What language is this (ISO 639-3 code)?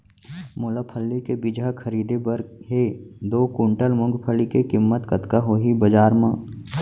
hne